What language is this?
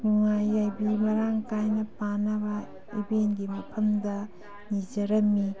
Manipuri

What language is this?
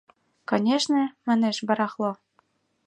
Mari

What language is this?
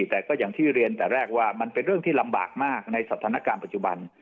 Thai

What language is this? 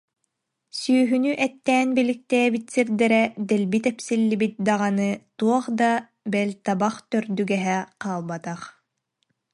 Yakut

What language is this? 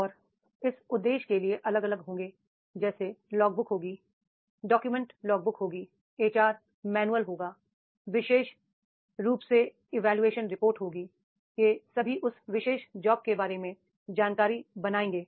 Hindi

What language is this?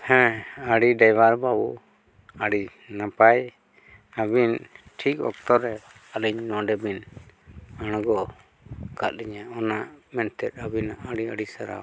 Santali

